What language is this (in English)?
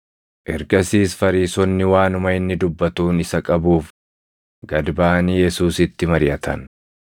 Oromo